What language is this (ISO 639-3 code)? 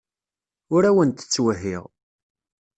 kab